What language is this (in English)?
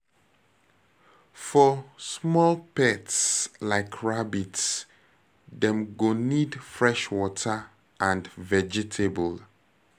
Nigerian Pidgin